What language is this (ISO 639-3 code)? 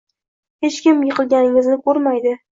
uzb